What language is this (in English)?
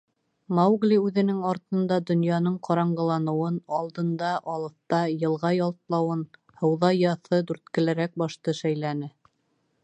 Bashkir